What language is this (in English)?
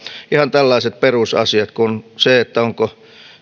Finnish